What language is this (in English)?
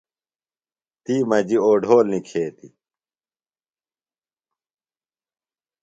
Phalura